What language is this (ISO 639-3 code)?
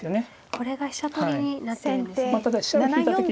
jpn